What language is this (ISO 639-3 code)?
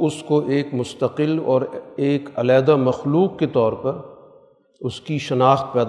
urd